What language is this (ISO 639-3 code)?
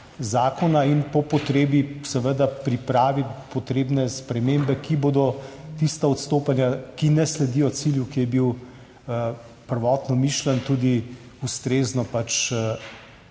slv